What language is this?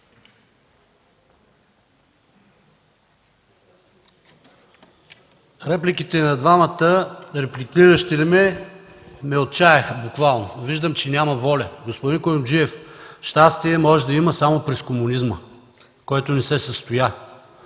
Bulgarian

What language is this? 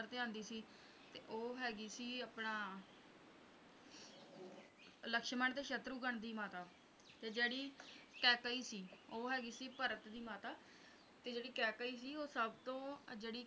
Punjabi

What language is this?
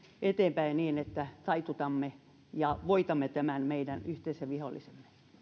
Finnish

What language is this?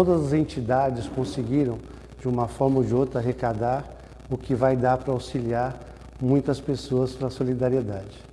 Portuguese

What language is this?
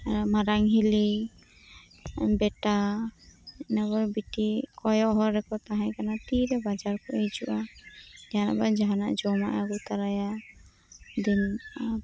Santali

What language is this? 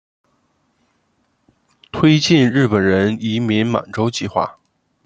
Chinese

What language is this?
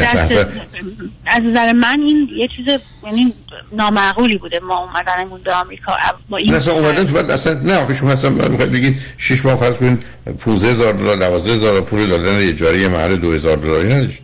Persian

